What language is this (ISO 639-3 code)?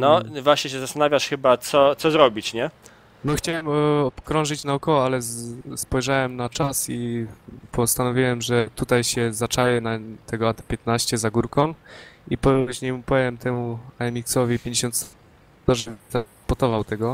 pol